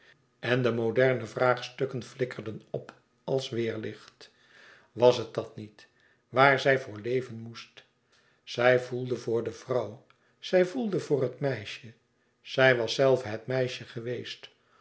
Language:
Dutch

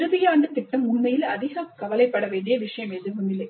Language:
Tamil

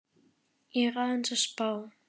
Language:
Icelandic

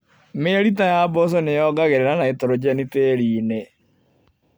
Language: Kikuyu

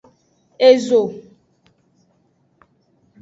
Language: Aja (Benin)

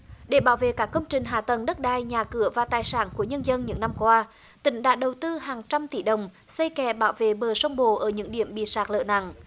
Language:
Vietnamese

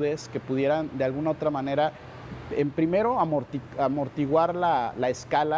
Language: Spanish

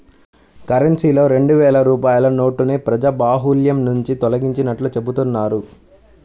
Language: Telugu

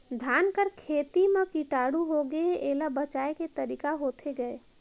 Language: Chhattisgarhi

